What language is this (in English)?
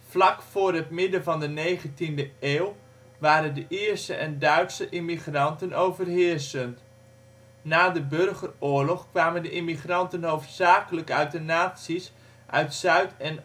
Dutch